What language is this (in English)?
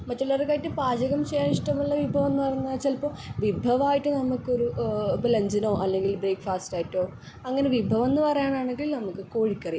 Malayalam